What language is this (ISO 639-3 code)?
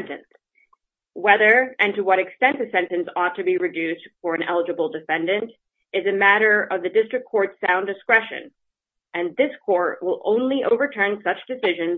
eng